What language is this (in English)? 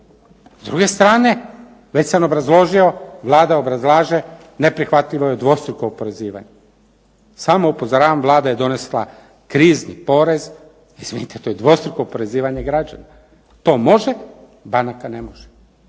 Croatian